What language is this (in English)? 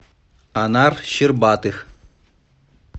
Russian